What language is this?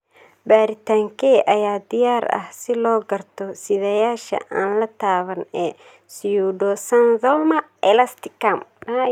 Somali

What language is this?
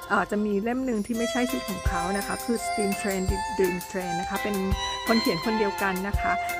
Thai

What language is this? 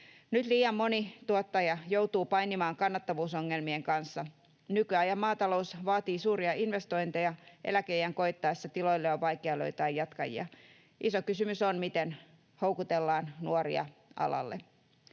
Finnish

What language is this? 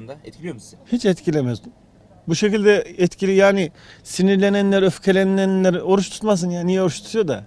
Turkish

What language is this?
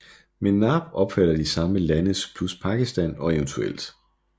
Danish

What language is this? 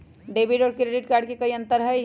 Magahi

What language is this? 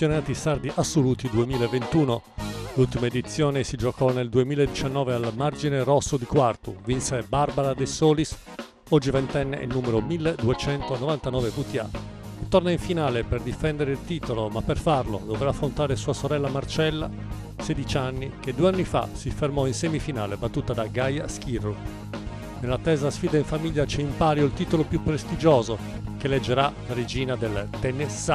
Italian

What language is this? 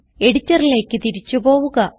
Malayalam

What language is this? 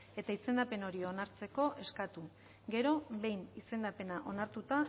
Basque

